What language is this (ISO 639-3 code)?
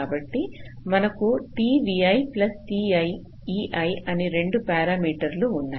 tel